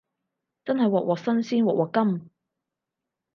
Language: Cantonese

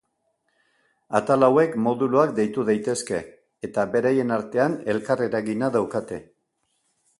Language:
Basque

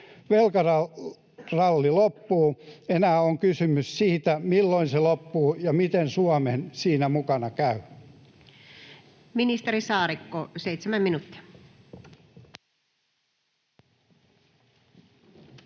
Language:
Finnish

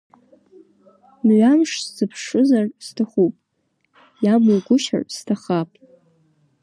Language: Abkhazian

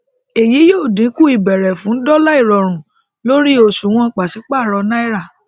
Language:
Yoruba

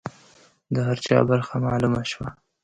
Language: Pashto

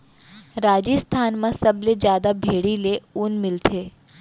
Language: Chhattisgarhi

